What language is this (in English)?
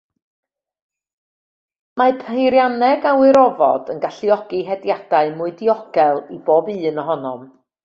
Welsh